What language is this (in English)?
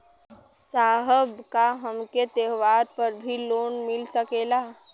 Bhojpuri